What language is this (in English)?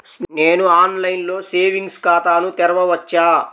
Telugu